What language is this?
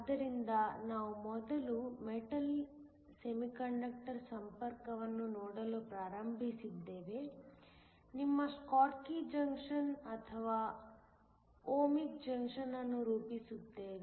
Kannada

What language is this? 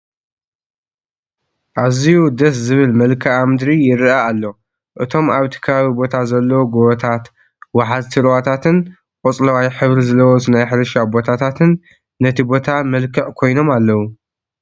Tigrinya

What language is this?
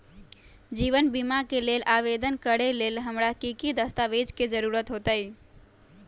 Magahi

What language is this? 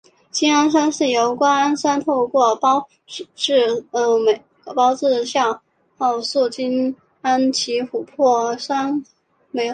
Chinese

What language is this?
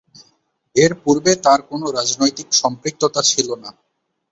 Bangla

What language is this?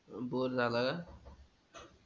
Marathi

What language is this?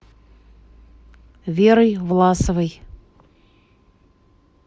Russian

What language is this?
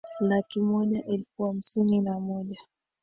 Swahili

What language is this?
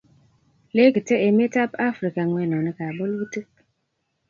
Kalenjin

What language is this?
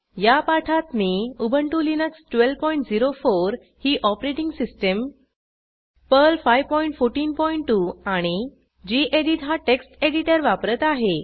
Marathi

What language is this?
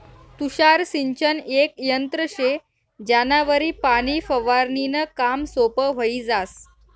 Marathi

